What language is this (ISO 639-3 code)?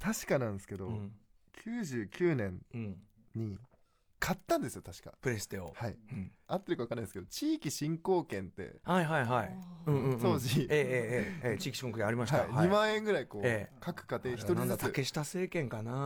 jpn